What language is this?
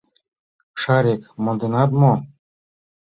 Mari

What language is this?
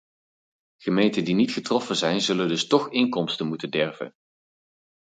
Dutch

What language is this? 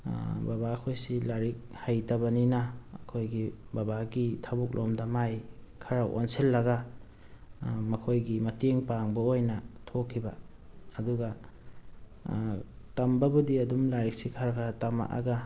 Manipuri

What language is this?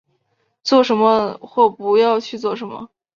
Chinese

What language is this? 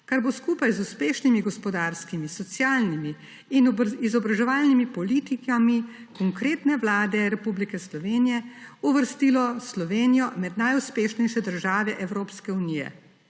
Slovenian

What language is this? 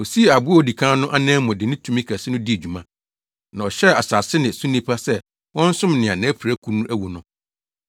Akan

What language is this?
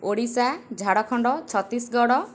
Odia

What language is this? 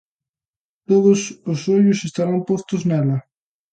Galician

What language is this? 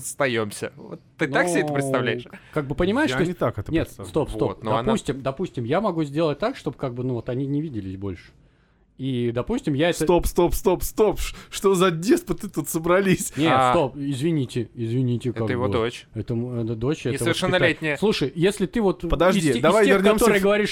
Russian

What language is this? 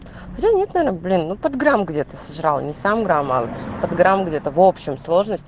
Russian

